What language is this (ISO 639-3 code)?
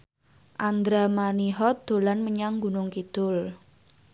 jav